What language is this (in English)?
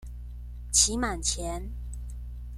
Chinese